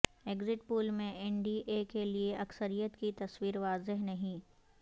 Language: Urdu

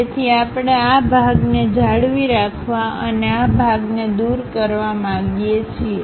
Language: Gujarati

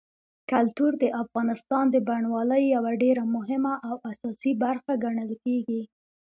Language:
Pashto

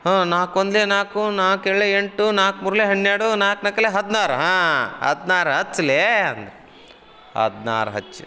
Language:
Kannada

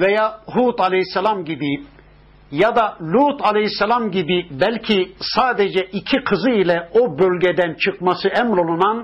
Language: Turkish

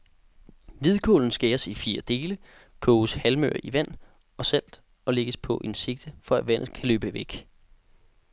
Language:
Danish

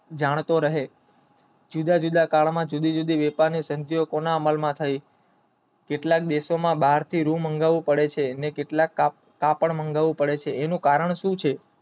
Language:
Gujarati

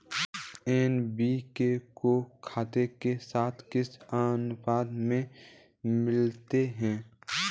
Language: Hindi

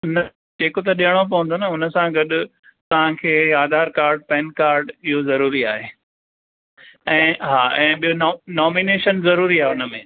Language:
Sindhi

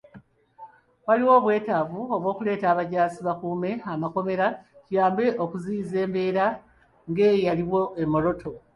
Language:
Ganda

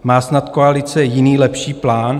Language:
Czech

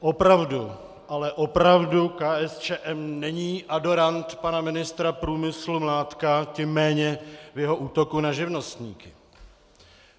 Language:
Czech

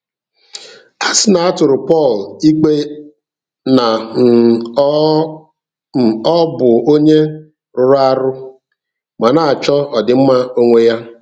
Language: Igbo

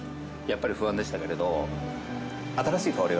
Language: Japanese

